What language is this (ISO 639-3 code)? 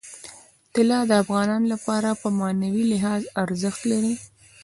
pus